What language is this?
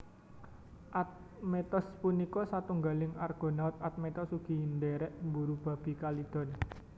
Javanese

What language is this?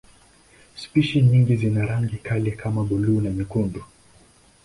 Swahili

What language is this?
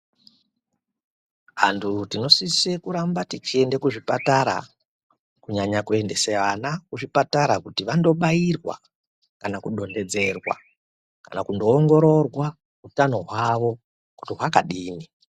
Ndau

